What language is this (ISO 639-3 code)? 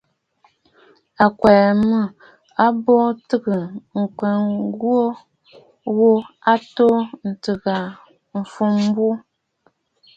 bfd